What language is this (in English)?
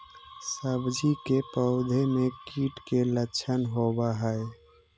Magahi